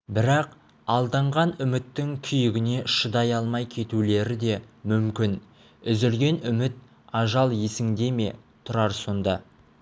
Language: Kazakh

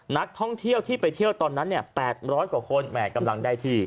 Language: Thai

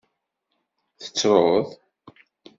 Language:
Kabyle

